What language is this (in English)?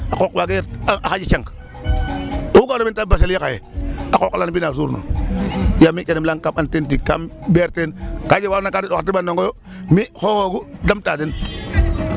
Serer